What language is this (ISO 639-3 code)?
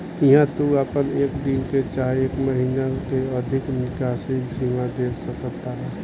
bho